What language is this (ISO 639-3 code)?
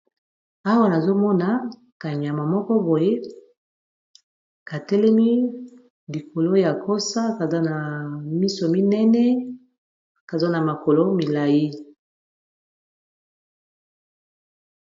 lin